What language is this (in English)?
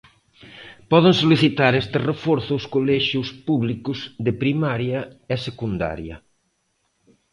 Galician